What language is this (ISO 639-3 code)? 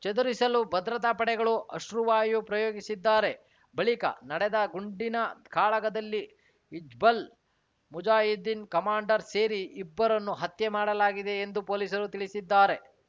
kan